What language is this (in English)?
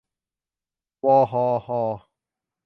Thai